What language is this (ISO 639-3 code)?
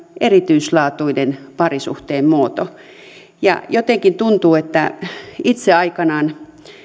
fin